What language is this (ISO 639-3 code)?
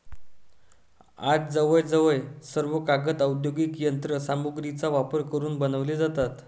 mar